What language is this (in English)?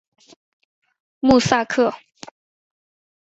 Chinese